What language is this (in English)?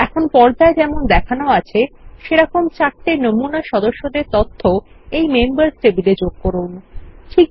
Bangla